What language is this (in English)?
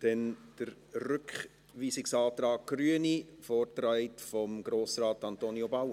Swiss German